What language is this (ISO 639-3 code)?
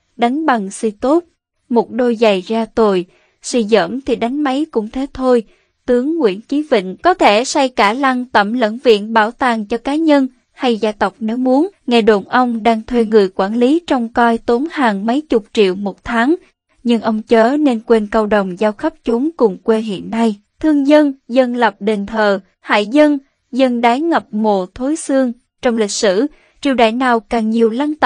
vie